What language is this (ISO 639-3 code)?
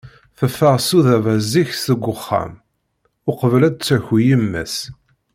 kab